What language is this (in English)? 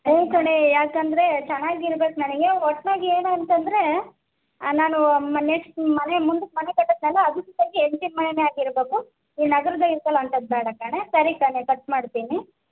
Kannada